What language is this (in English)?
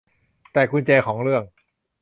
Thai